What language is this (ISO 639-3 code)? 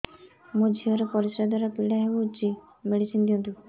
ori